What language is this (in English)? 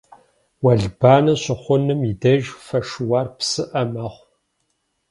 Kabardian